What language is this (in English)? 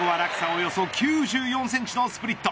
Japanese